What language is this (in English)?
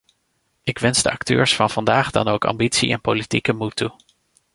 Dutch